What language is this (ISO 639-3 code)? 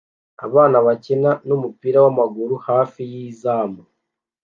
kin